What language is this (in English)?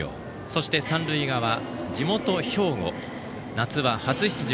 Japanese